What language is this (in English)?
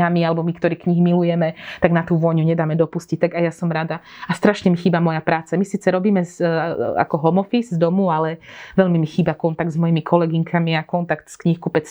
Slovak